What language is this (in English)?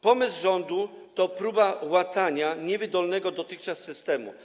Polish